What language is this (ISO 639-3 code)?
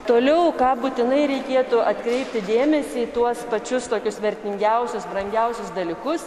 lit